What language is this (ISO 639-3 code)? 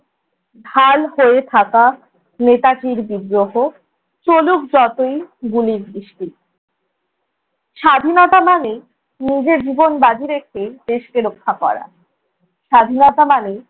ben